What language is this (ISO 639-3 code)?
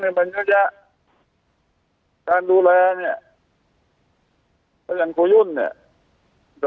tha